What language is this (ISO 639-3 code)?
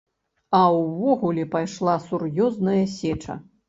bel